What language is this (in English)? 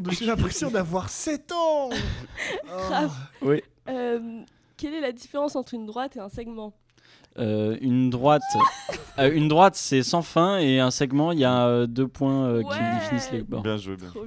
French